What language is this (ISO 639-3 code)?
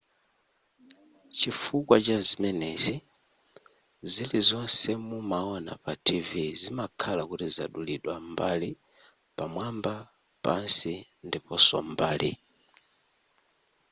nya